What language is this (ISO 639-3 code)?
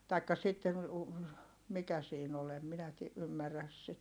fin